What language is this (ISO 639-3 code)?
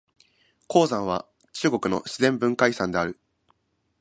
jpn